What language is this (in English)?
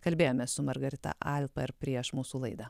Lithuanian